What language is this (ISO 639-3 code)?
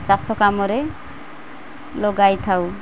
ori